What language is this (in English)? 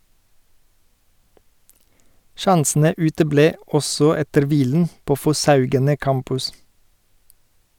Norwegian